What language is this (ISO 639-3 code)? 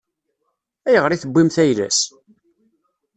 kab